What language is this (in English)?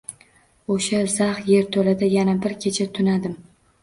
Uzbek